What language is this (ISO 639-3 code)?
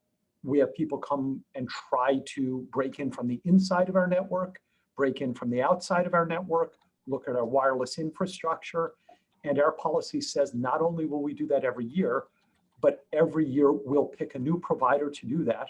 eng